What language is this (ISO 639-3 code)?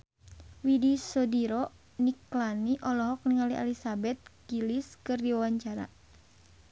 sun